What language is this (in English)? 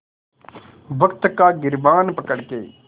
Hindi